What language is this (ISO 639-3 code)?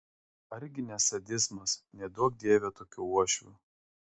lit